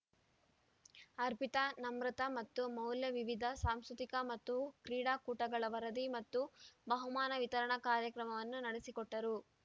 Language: Kannada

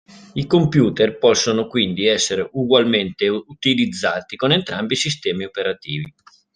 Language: Italian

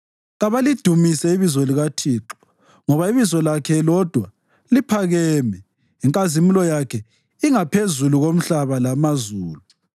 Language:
North Ndebele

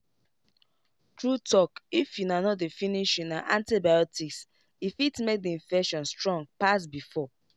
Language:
Nigerian Pidgin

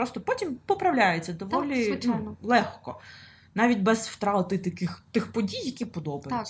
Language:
Ukrainian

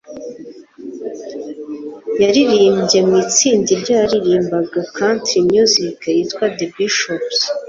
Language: Kinyarwanda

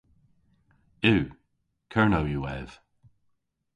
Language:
Cornish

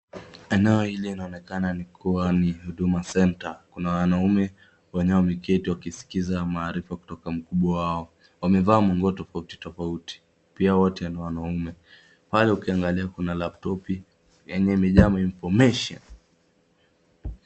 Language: Swahili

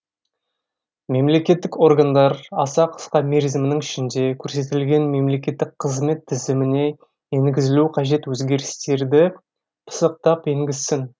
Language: Kazakh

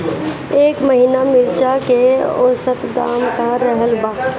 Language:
Bhojpuri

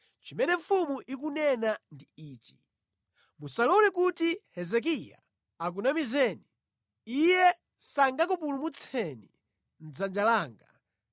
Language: Nyanja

